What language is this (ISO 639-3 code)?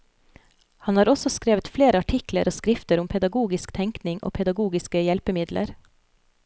nor